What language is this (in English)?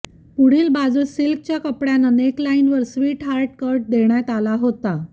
Marathi